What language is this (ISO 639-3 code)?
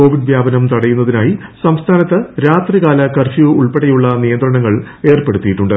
mal